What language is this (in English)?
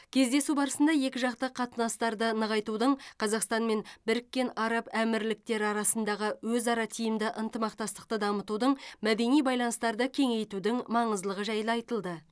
Kazakh